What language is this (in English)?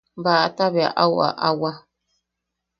Yaqui